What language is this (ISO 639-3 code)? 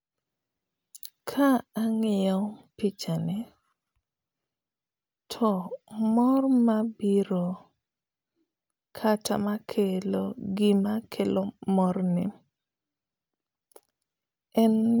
luo